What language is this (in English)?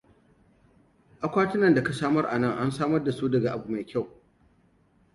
Hausa